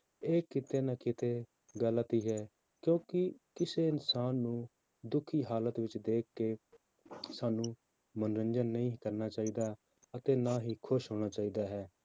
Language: Punjabi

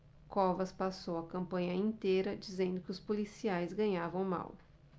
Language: Portuguese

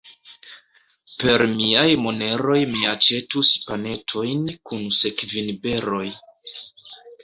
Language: Esperanto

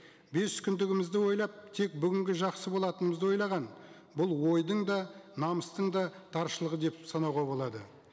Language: Kazakh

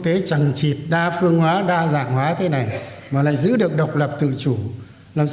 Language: Vietnamese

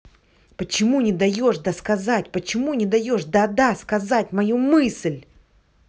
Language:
Russian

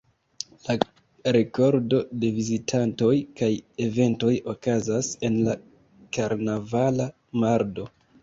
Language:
Esperanto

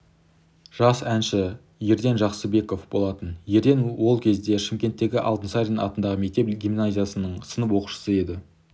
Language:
Kazakh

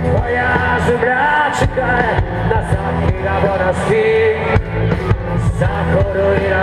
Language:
Ukrainian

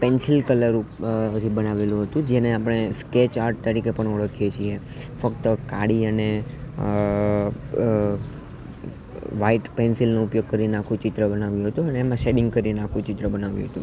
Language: Gujarati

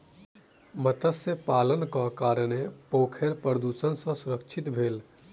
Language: Maithili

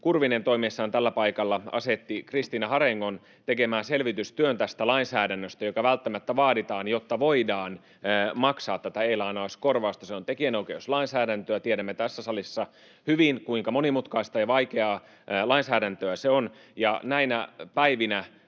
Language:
Finnish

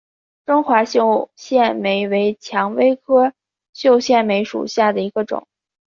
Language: Chinese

